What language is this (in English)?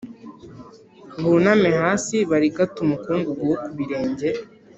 Kinyarwanda